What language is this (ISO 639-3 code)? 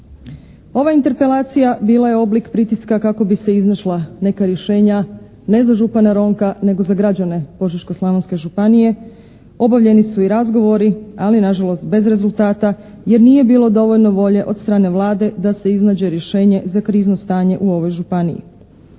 hrv